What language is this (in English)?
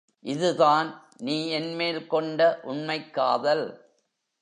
Tamil